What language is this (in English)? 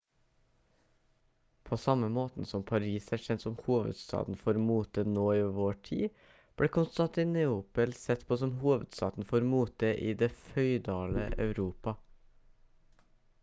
Norwegian Bokmål